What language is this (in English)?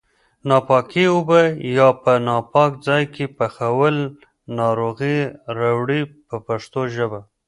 Pashto